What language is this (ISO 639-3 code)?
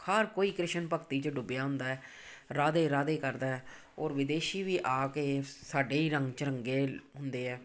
pan